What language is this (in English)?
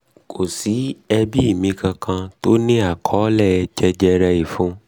Yoruba